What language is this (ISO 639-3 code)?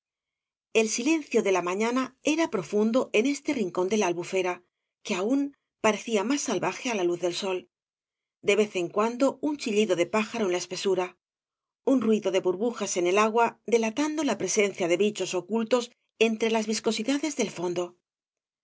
spa